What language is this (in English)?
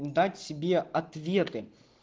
Russian